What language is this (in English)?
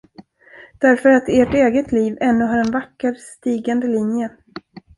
Swedish